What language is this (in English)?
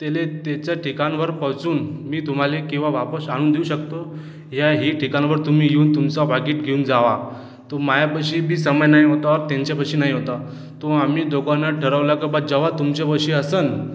Marathi